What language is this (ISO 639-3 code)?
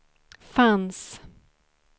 swe